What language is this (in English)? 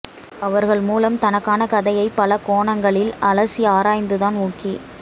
Tamil